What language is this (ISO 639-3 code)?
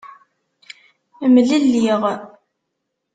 kab